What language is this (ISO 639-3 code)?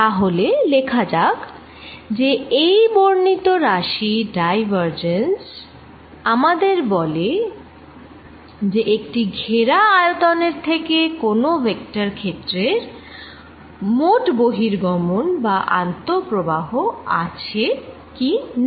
ben